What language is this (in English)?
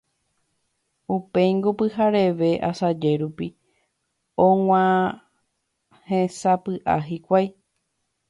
Guarani